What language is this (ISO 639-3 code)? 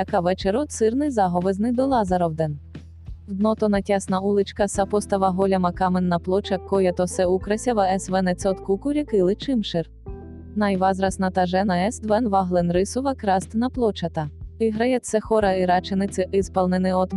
bul